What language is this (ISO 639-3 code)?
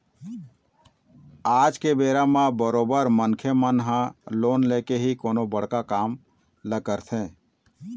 hne